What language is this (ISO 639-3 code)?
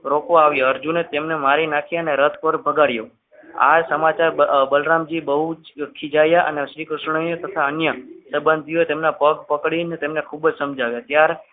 guj